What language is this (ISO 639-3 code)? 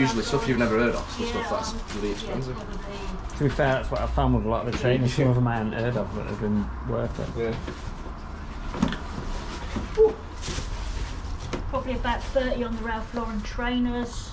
eng